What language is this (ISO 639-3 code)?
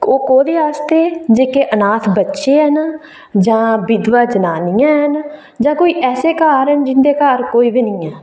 doi